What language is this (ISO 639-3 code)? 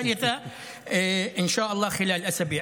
heb